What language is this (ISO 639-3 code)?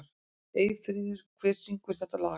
isl